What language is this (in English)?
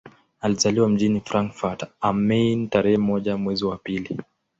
Swahili